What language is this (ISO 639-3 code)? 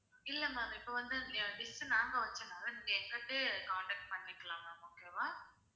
tam